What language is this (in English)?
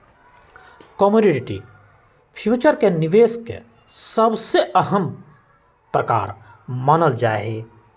Magahi